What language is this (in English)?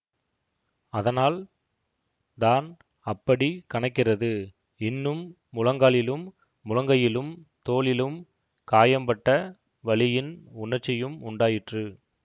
Tamil